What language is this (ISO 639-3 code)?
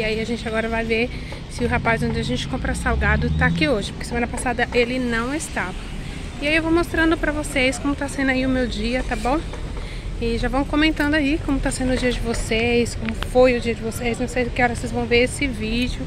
por